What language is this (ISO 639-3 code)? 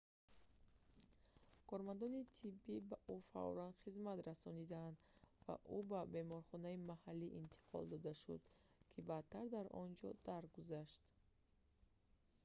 tgk